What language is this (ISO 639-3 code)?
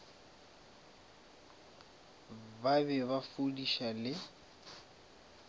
nso